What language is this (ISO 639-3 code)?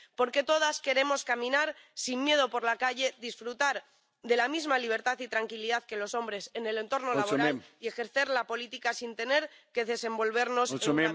spa